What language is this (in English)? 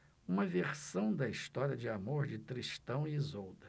Portuguese